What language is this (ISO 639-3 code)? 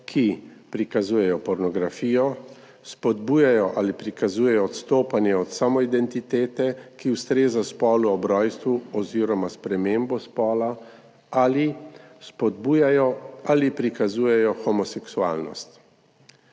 slv